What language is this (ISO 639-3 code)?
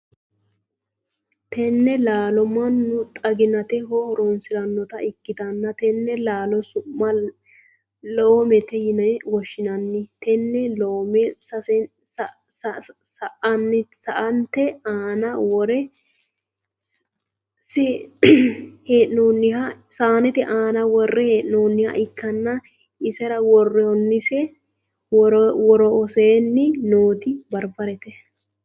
sid